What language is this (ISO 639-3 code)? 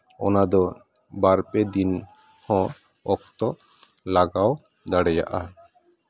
sat